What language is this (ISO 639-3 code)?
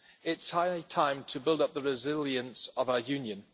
eng